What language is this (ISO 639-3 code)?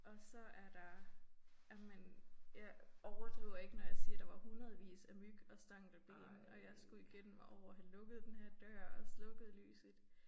dan